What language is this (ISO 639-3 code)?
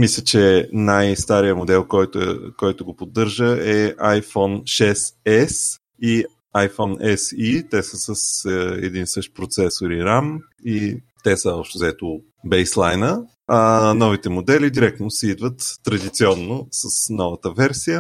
bul